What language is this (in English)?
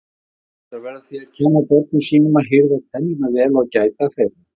Icelandic